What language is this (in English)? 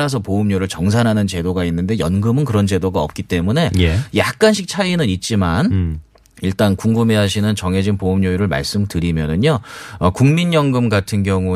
Korean